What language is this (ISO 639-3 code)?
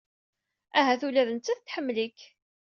kab